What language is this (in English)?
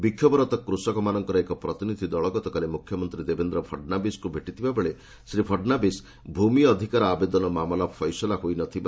Odia